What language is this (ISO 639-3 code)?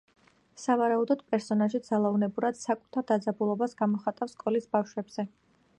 kat